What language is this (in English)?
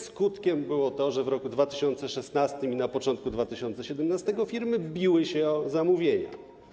Polish